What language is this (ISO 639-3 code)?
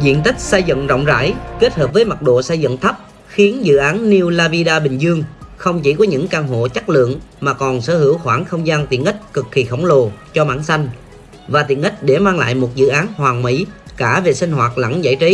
vie